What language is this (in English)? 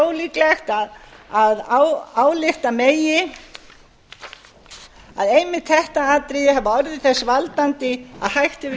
Icelandic